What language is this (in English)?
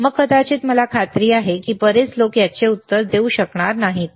Marathi